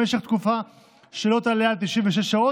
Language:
Hebrew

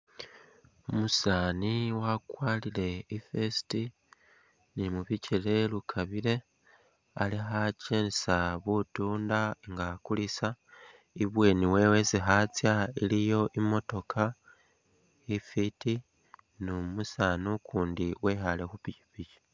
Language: Masaaba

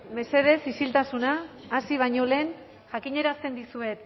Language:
Basque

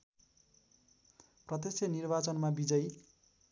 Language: Nepali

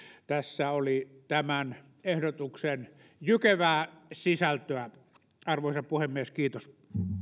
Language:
Finnish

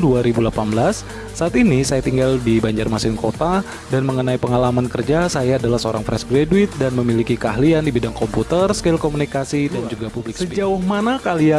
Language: Indonesian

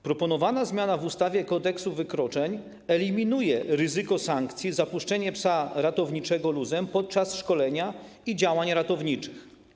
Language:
Polish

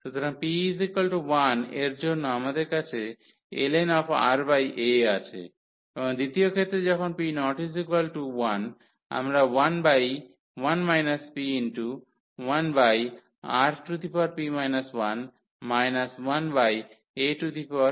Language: Bangla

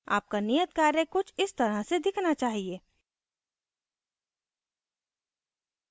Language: Hindi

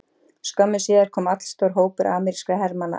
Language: Icelandic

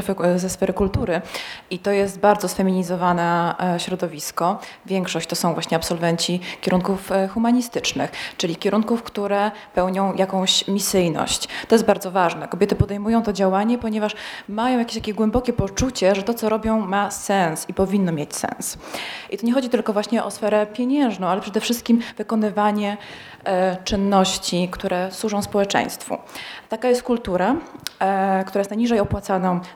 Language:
Polish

